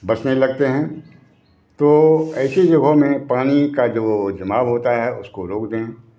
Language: Hindi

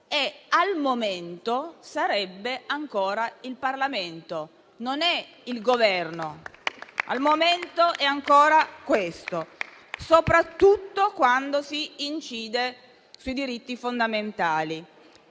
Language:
Italian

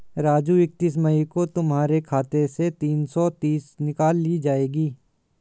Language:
Hindi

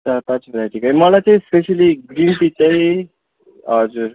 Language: Nepali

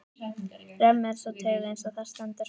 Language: Icelandic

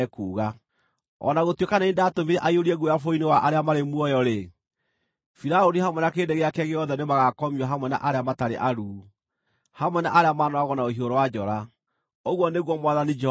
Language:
Kikuyu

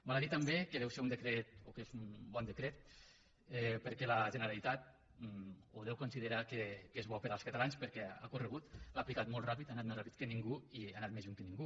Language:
Catalan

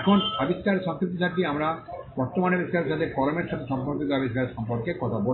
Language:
Bangla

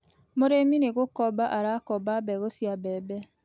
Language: Kikuyu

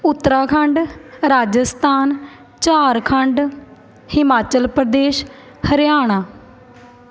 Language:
Punjabi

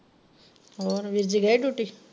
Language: Punjabi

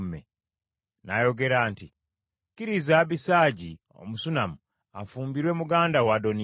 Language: Ganda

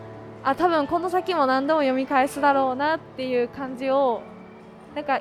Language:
Japanese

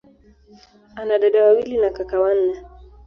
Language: Swahili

